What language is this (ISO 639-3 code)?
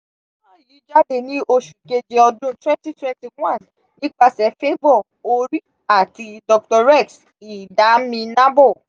yor